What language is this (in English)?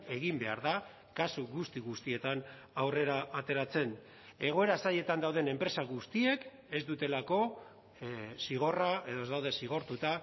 Basque